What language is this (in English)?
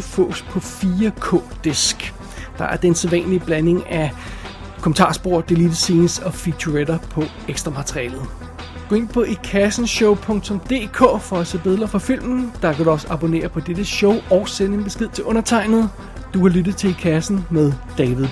Danish